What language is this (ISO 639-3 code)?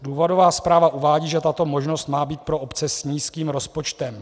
ces